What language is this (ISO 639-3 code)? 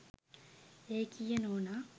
sin